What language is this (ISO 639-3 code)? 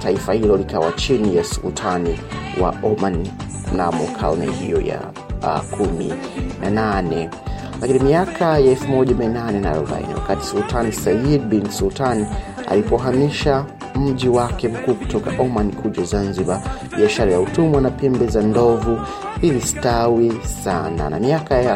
swa